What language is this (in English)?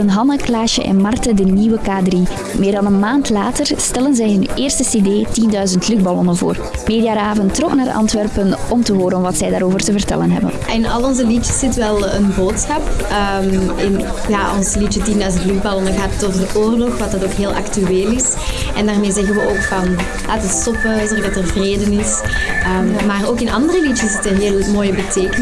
Dutch